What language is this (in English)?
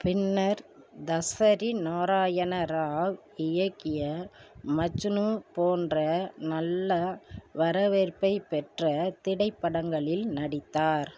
Tamil